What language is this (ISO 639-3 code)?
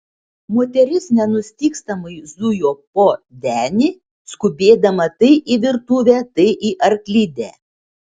lit